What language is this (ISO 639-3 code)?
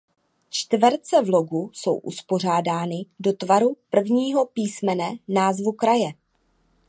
ces